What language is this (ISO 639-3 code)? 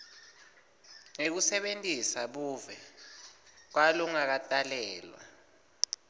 ssw